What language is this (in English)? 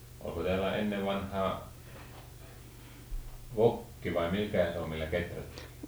Finnish